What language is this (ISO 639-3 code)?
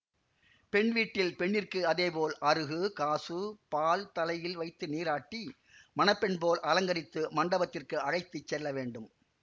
tam